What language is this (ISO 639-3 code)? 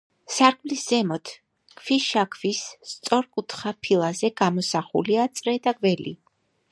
kat